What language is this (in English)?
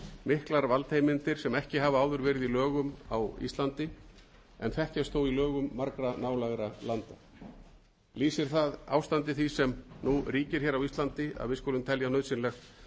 Icelandic